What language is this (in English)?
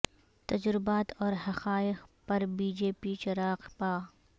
Urdu